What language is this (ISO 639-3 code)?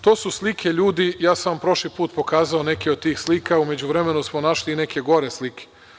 srp